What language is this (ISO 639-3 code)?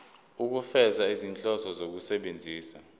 zul